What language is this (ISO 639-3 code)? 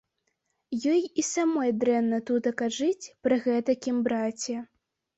bel